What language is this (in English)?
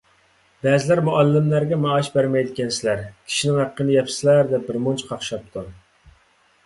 Uyghur